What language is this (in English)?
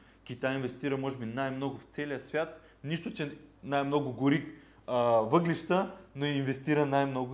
Bulgarian